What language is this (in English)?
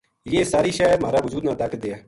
Gujari